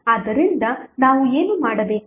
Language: Kannada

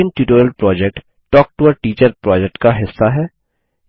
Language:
Hindi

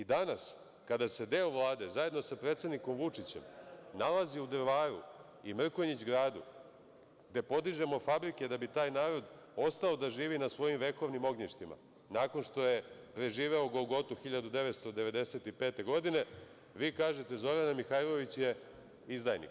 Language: Serbian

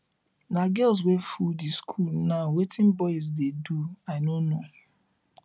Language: Nigerian Pidgin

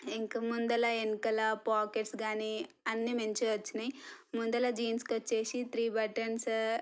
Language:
Telugu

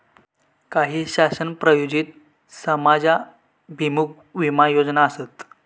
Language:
Marathi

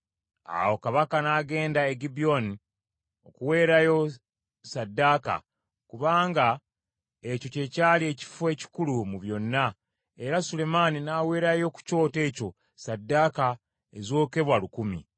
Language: Ganda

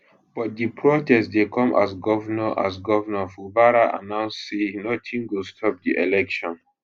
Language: Nigerian Pidgin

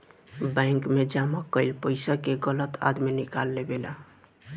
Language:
Bhojpuri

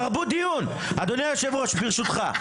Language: Hebrew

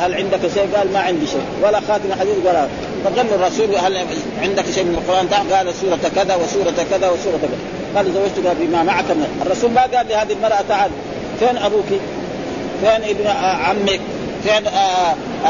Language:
Arabic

